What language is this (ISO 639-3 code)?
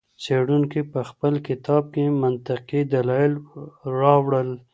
pus